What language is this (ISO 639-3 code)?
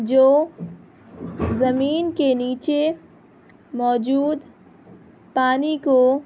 urd